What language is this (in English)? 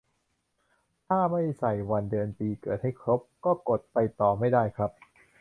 Thai